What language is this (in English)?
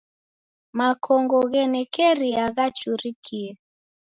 Taita